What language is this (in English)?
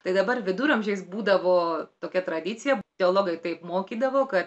Lithuanian